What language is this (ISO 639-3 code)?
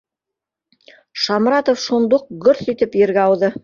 bak